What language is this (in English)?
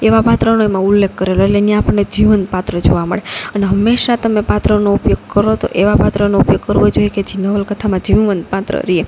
Gujarati